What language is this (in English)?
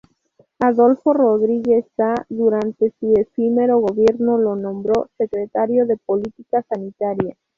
Spanish